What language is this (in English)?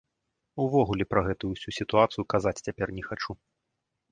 Belarusian